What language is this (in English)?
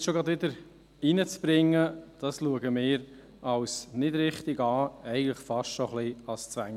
Swiss German